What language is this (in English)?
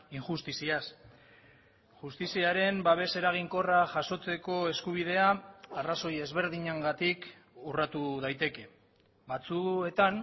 Basque